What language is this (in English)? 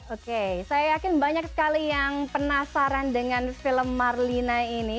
Indonesian